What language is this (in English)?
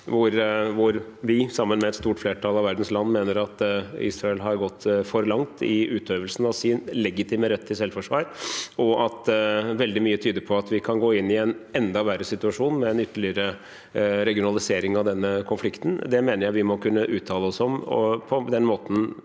Norwegian